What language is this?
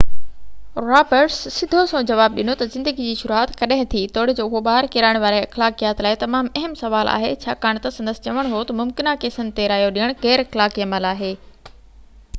Sindhi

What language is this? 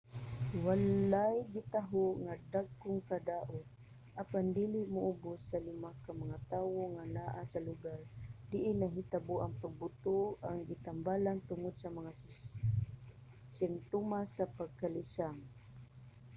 Cebuano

